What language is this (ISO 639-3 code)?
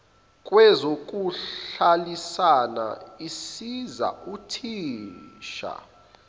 zul